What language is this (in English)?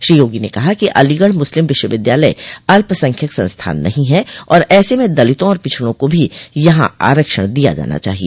Hindi